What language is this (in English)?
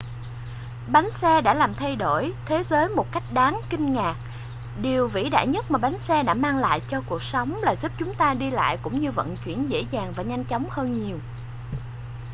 Vietnamese